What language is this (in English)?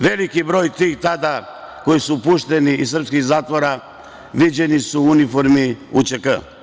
Serbian